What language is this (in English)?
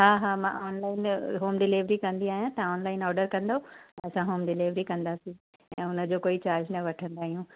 Sindhi